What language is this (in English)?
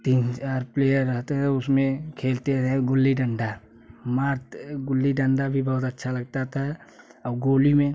Hindi